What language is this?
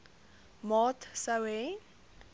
Afrikaans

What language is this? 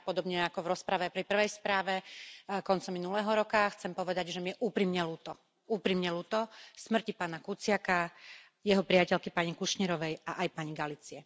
Slovak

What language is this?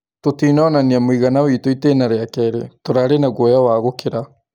Kikuyu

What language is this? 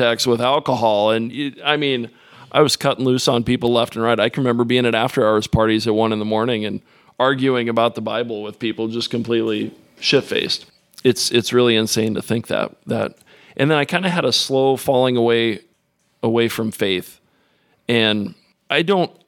English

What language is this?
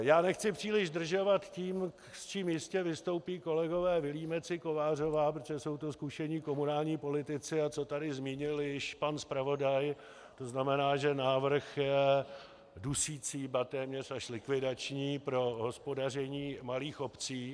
Czech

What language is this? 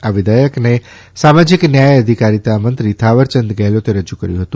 Gujarati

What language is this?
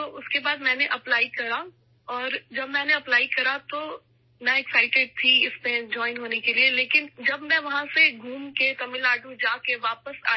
Urdu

